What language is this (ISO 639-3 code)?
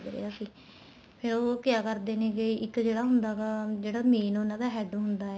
pan